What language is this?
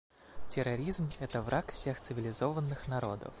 Russian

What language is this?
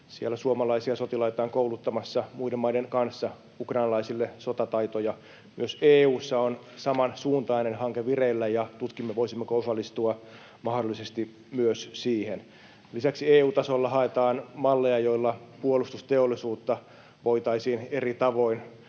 Finnish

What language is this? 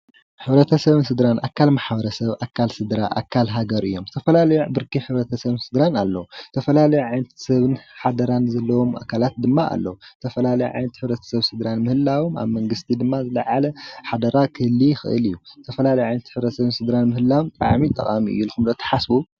Tigrinya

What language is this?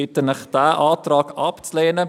Swiss German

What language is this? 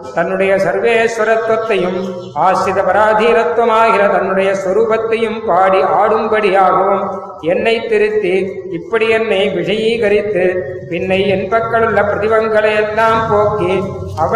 Tamil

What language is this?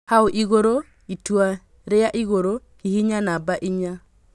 Kikuyu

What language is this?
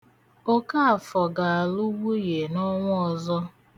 Igbo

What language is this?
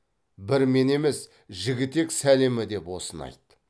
Kazakh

